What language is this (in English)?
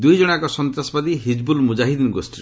Odia